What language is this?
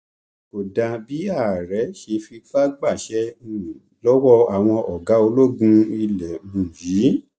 Yoruba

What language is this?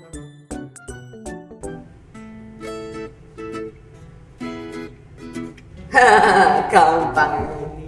Indonesian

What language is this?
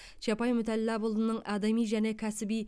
Kazakh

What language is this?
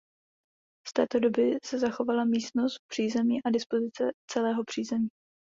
Czech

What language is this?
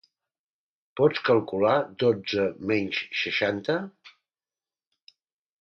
Catalan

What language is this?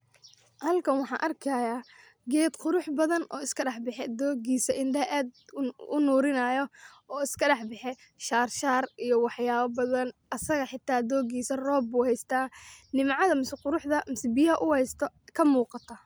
Somali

